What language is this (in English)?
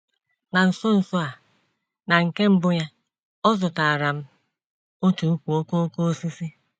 Igbo